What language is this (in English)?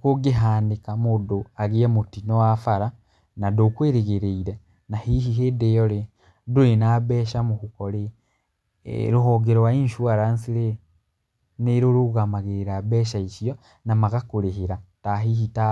Kikuyu